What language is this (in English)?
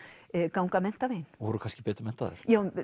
Icelandic